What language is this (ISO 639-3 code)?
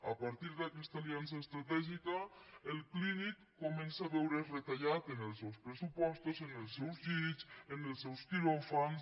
cat